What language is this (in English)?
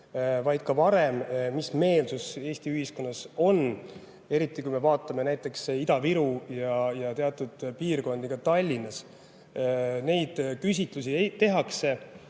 Estonian